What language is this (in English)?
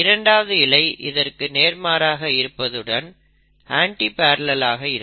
Tamil